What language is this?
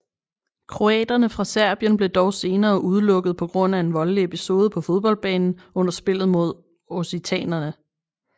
Danish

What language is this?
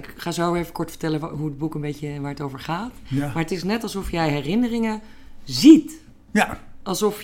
Dutch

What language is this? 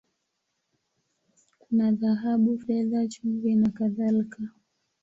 Swahili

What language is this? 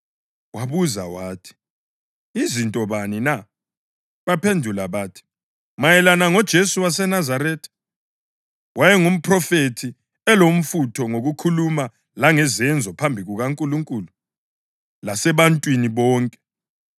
North Ndebele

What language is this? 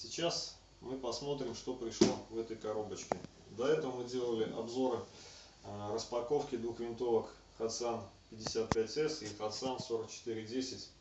Russian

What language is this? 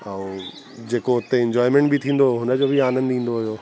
Sindhi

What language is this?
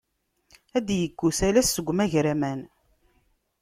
Kabyle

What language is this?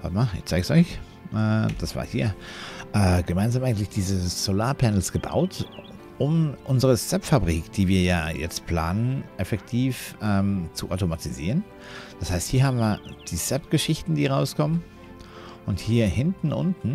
German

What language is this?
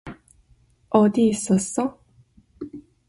Korean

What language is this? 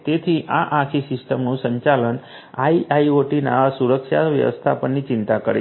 Gujarati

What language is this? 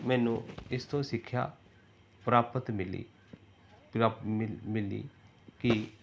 Punjabi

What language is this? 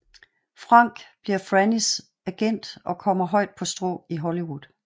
Danish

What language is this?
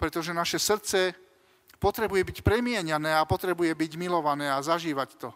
Slovak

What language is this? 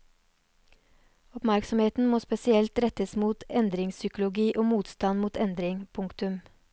Norwegian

